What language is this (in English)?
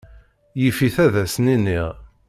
Kabyle